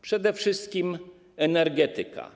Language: Polish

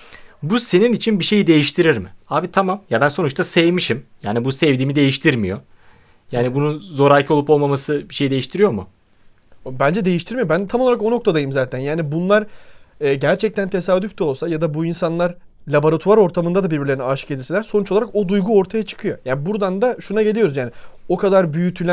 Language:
Turkish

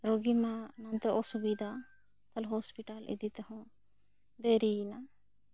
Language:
Santali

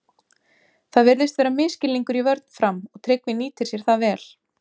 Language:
Icelandic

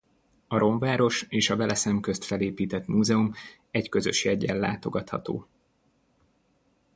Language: Hungarian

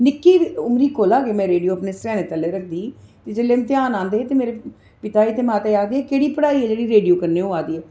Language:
Dogri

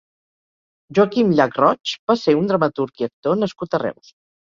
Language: Catalan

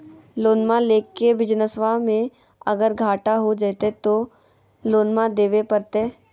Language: Magahi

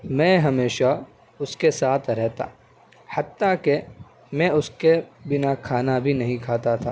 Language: Urdu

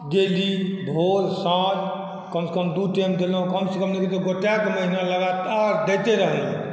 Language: Maithili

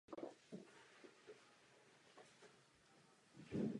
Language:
Czech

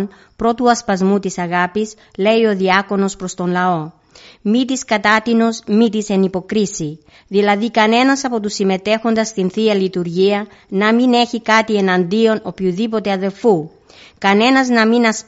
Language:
Greek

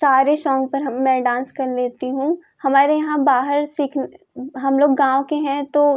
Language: Hindi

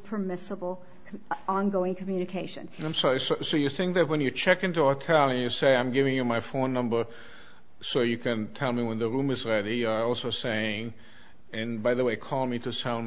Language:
English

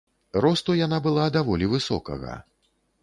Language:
Belarusian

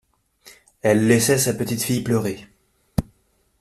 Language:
French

